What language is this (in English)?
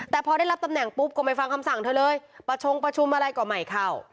Thai